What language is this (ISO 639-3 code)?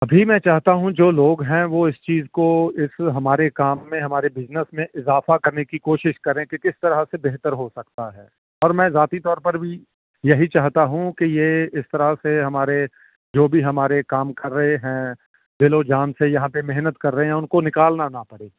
urd